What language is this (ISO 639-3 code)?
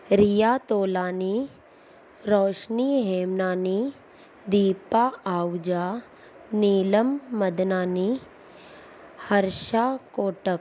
snd